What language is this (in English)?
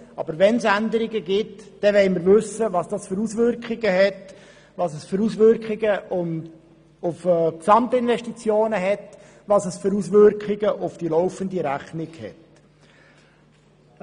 Swiss German